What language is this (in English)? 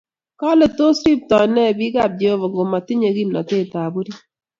Kalenjin